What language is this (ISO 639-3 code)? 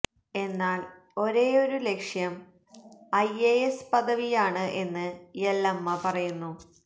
mal